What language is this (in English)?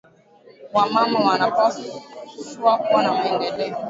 Swahili